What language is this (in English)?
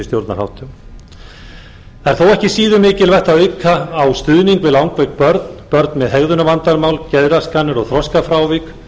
Icelandic